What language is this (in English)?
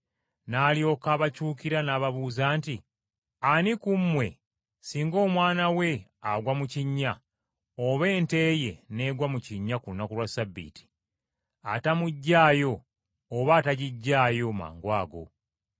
Ganda